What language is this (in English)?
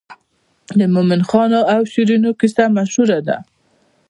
Pashto